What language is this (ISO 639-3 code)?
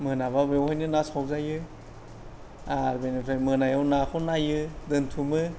brx